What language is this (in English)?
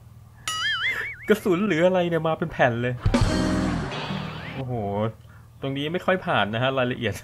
Thai